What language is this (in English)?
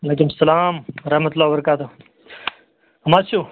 Kashmiri